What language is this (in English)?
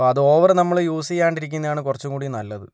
Malayalam